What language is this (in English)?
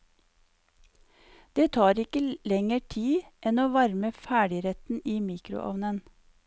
Norwegian